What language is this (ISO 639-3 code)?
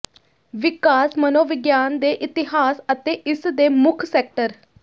pan